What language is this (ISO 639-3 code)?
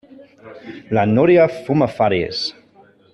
cat